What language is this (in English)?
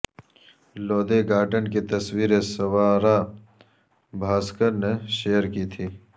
Urdu